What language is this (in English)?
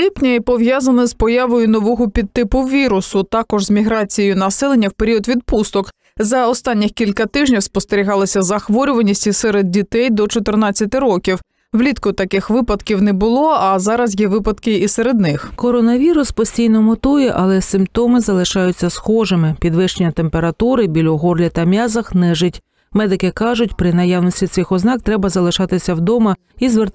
Ukrainian